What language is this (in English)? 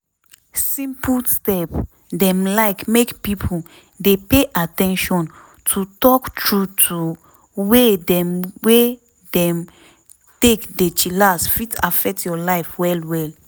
Nigerian Pidgin